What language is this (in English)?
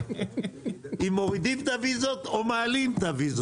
Hebrew